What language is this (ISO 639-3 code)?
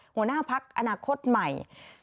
tha